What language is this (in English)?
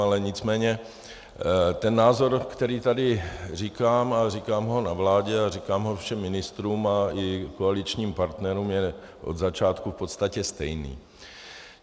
Czech